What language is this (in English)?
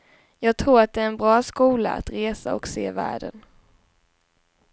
Swedish